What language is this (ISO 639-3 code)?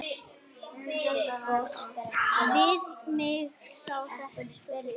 isl